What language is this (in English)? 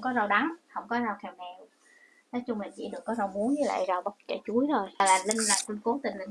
Vietnamese